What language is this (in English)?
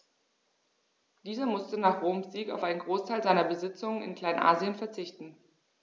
German